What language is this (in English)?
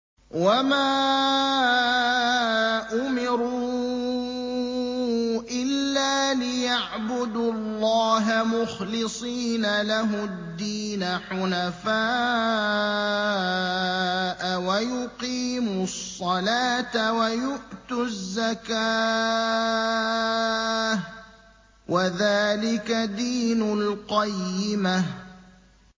Arabic